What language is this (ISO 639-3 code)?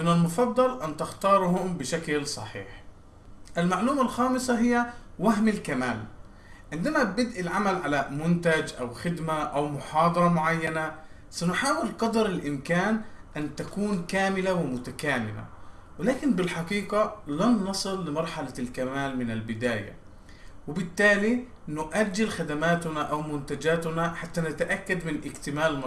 ara